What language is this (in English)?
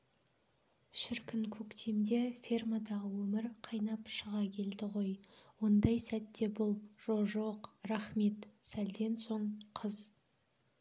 Kazakh